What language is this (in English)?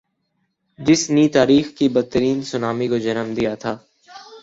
Urdu